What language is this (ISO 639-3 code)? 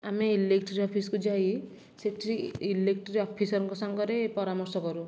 ori